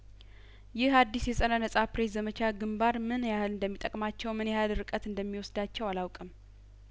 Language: Amharic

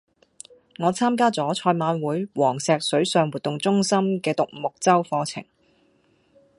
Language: Cantonese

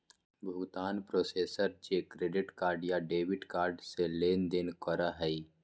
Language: Magahi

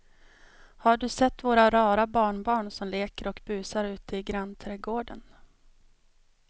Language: Swedish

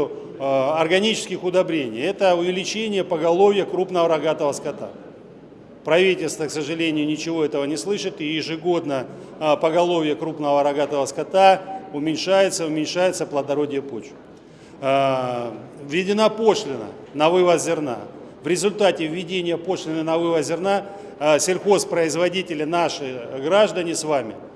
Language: Russian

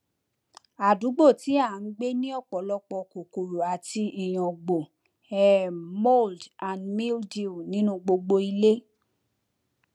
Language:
Yoruba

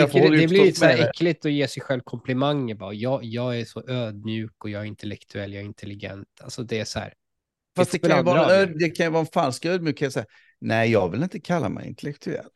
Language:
Swedish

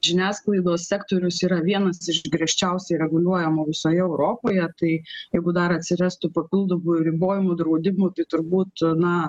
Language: Lithuanian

